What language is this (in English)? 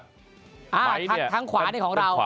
Thai